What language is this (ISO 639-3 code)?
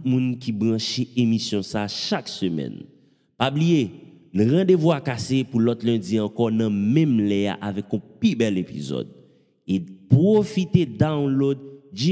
fra